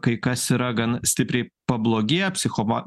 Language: Lithuanian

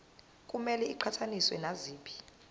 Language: Zulu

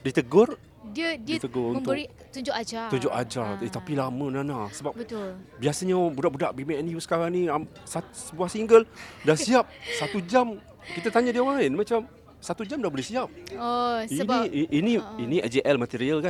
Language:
Malay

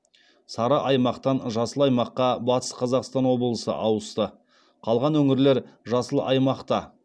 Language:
Kazakh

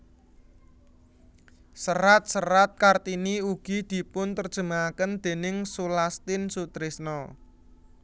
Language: Javanese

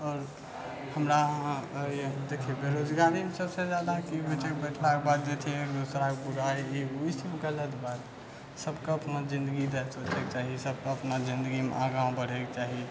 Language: Maithili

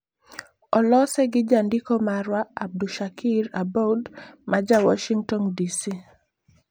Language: Luo (Kenya and Tanzania)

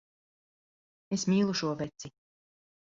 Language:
Latvian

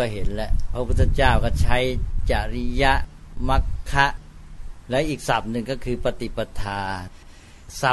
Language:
Thai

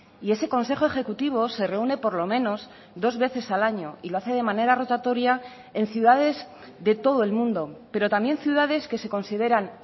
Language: Spanish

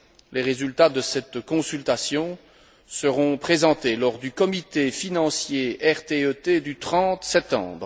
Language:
French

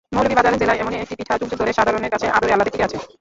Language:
Bangla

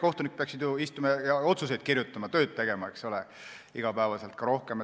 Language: Estonian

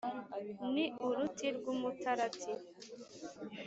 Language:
Kinyarwanda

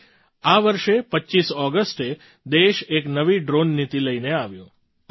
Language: Gujarati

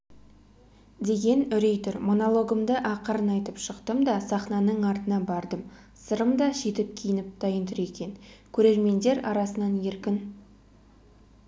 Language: Kazakh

